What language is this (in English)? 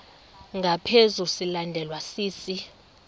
Xhosa